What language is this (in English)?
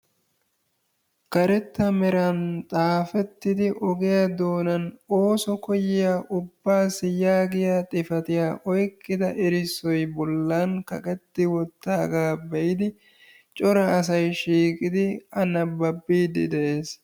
Wolaytta